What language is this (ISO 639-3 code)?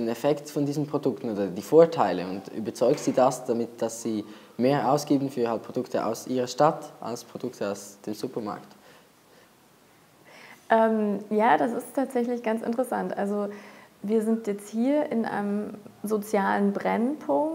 deu